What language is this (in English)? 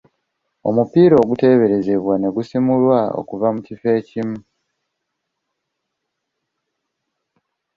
Ganda